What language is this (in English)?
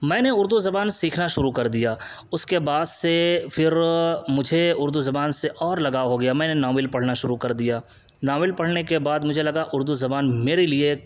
Urdu